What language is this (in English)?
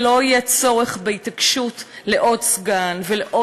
Hebrew